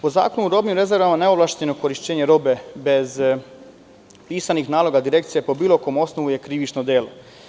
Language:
Serbian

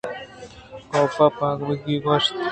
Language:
Eastern Balochi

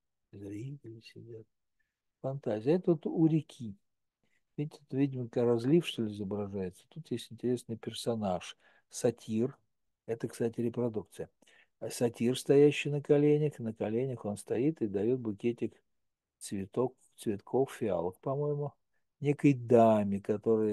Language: Russian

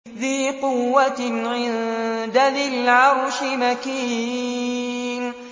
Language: Arabic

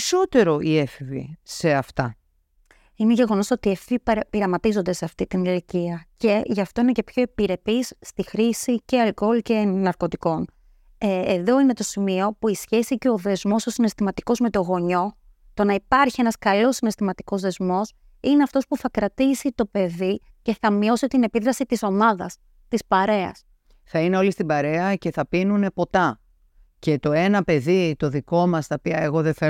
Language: Greek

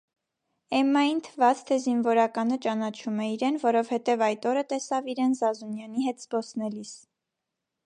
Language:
Armenian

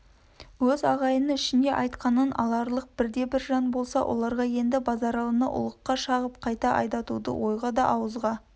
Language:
Kazakh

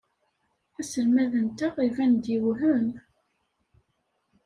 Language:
Kabyle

